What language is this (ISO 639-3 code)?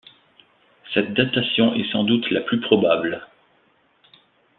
fra